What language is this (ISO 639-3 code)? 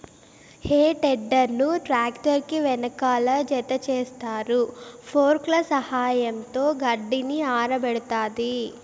tel